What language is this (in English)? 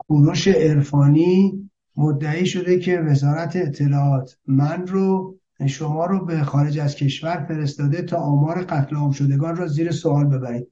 Persian